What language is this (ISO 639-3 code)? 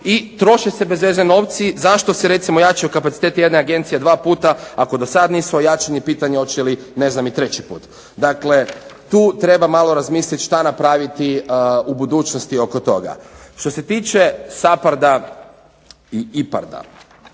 hrv